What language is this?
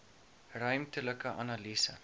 Afrikaans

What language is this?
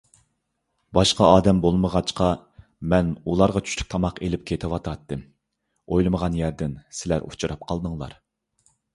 Uyghur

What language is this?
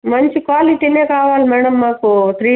Telugu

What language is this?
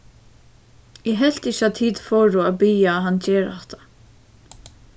Faroese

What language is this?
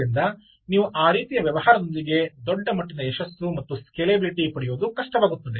Kannada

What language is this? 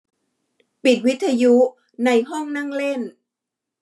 Thai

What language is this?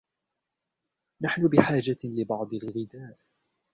Arabic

